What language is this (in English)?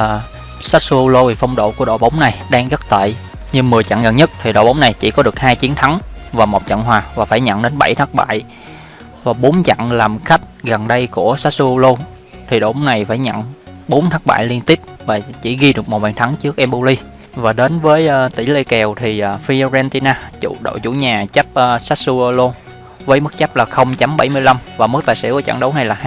Vietnamese